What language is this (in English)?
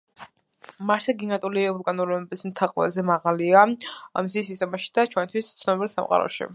Georgian